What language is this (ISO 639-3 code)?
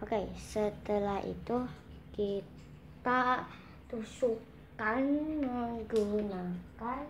ind